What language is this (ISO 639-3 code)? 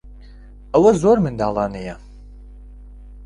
ckb